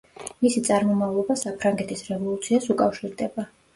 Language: Georgian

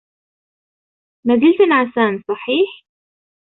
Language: Arabic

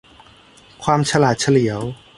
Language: Thai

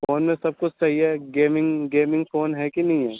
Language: Urdu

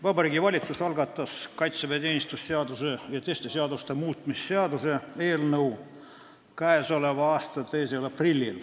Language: Estonian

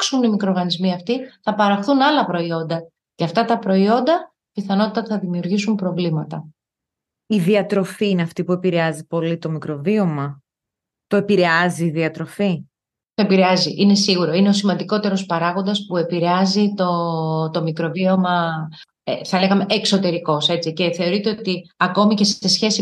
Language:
Greek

